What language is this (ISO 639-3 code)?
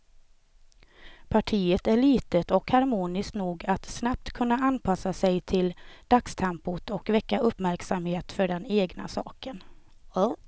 swe